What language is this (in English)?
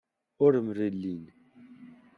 Kabyle